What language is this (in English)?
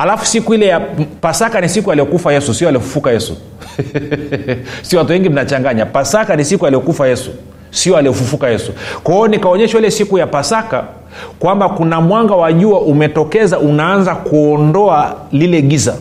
Swahili